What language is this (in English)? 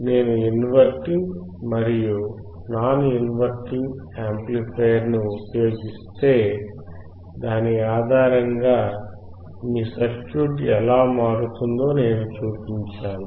Telugu